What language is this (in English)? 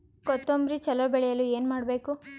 Kannada